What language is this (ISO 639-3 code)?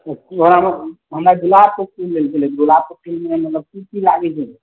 mai